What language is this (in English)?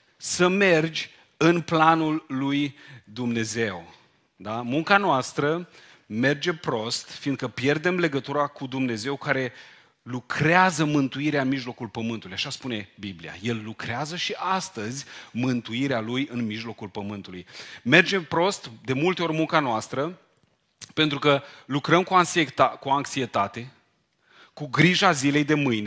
Romanian